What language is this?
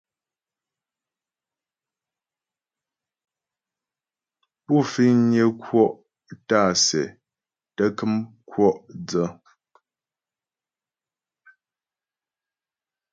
Ghomala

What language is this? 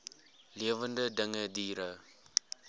Afrikaans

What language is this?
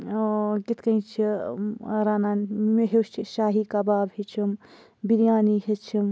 Kashmiri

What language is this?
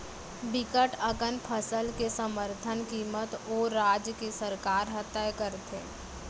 Chhattisgarhi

